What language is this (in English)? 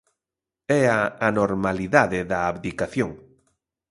Galician